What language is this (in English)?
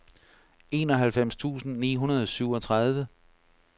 Danish